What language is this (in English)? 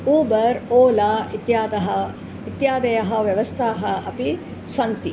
Sanskrit